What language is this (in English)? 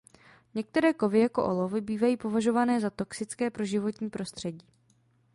Czech